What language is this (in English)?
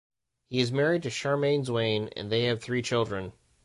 English